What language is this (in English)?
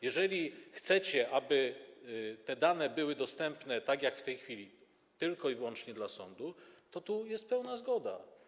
Polish